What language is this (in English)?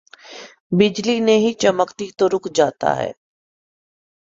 Urdu